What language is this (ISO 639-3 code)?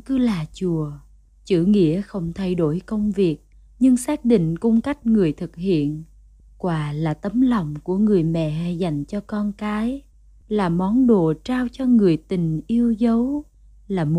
vie